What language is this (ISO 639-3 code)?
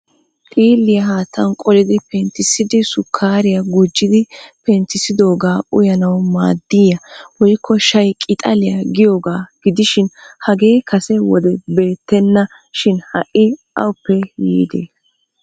wal